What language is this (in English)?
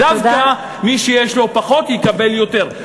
Hebrew